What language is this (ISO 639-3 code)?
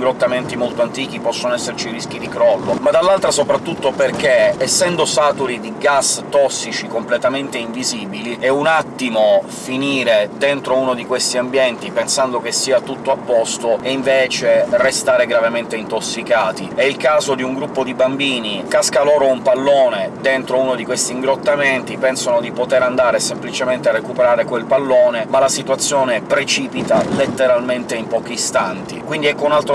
ita